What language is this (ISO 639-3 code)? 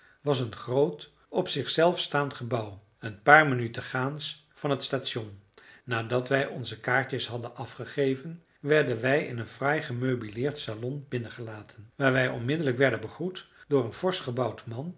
nld